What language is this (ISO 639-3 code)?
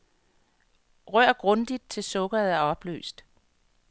dan